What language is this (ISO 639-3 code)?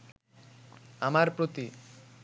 ben